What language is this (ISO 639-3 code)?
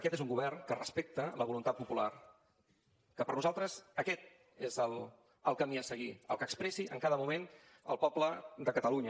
cat